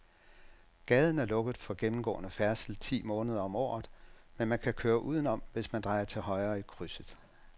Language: Danish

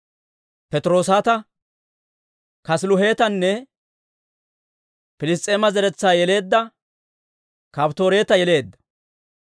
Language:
Dawro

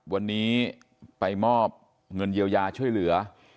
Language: Thai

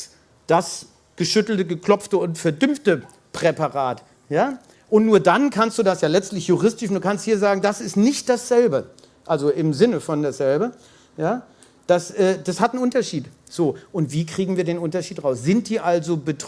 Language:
German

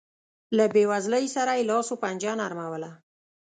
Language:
Pashto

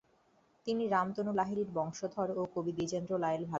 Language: Bangla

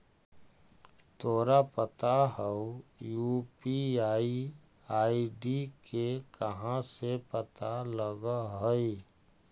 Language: Magahi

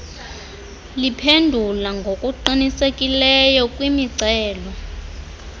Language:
Xhosa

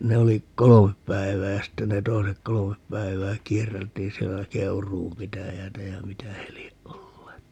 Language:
Finnish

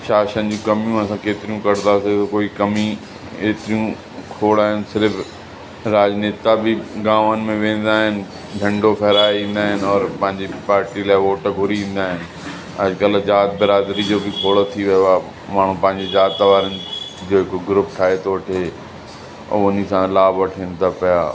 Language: Sindhi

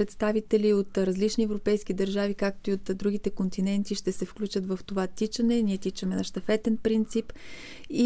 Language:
Bulgarian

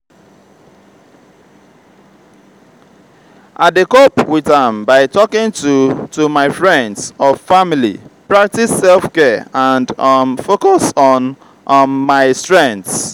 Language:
Nigerian Pidgin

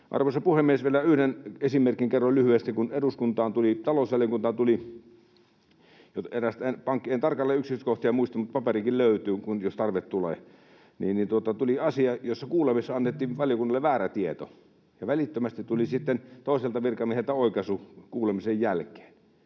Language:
Finnish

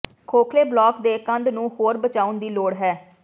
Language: Punjabi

